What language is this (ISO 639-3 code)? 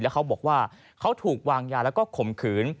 tha